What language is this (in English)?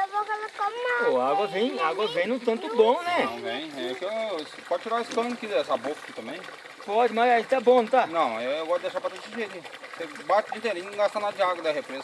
Portuguese